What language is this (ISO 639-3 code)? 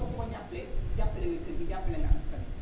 wol